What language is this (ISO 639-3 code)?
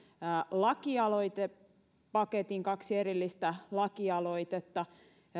fin